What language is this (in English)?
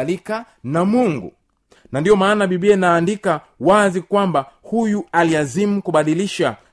Swahili